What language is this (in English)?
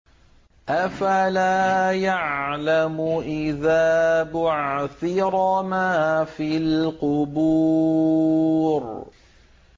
Arabic